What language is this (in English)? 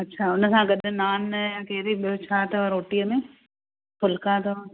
Sindhi